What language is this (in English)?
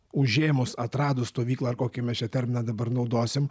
Lithuanian